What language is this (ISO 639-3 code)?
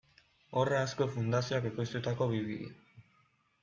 eus